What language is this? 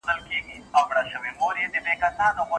Pashto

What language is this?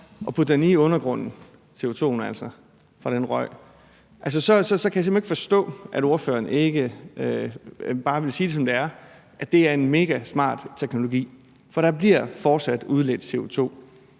Danish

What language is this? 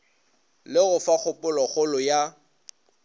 Northern Sotho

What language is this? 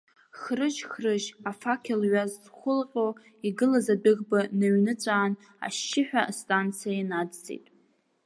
Abkhazian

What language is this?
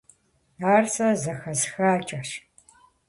Kabardian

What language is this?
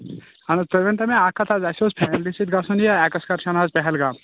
Kashmiri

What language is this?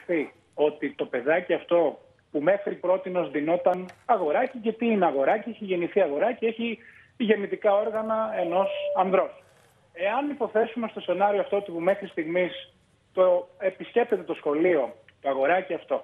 Greek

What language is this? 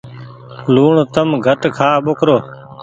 Goaria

